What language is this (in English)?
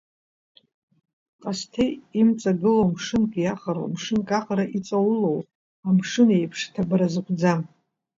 Abkhazian